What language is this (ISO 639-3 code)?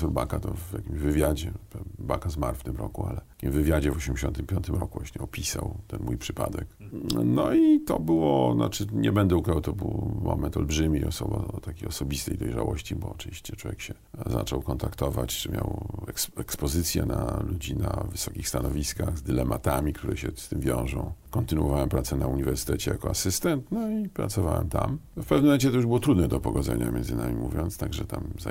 pol